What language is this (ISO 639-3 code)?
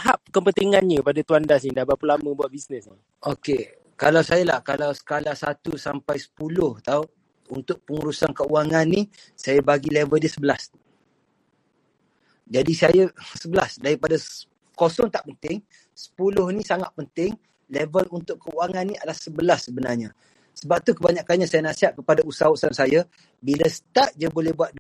msa